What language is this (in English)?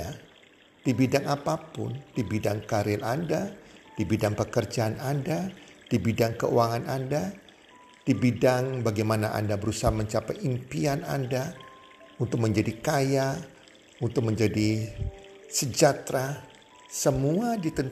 Indonesian